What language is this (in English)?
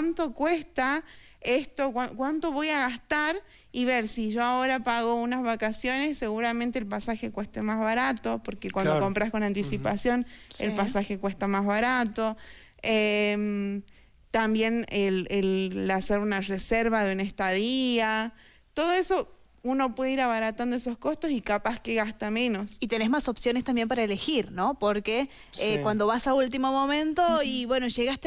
Spanish